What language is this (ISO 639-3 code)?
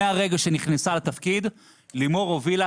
heb